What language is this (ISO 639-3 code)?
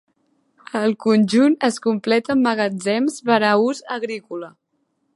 cat